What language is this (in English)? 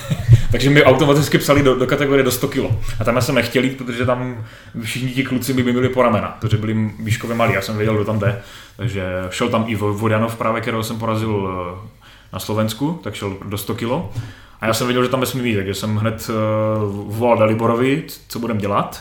Czech